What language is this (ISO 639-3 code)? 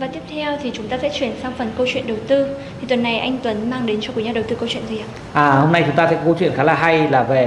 vie